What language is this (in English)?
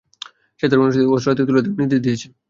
Bangla